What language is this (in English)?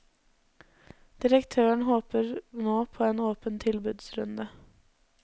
Norwegian